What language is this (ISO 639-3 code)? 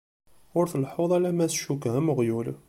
kab